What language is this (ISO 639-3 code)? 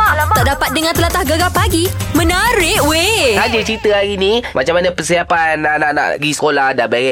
msa